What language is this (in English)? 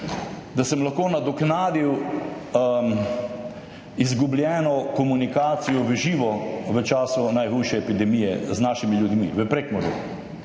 Slovenian